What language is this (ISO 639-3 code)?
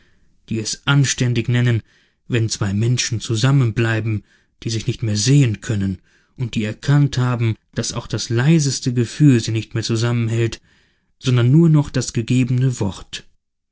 deu